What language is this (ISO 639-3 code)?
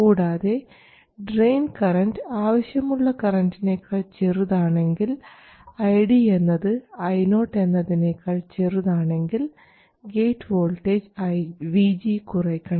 mal